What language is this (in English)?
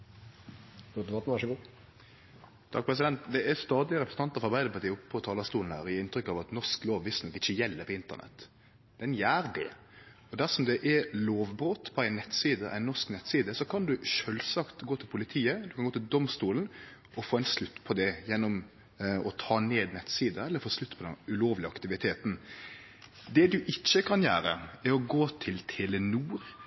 Norwegian